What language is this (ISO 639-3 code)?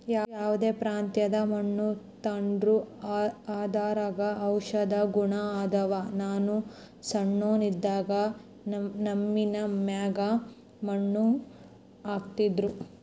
kan